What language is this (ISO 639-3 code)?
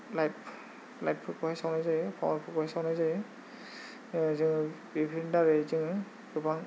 brx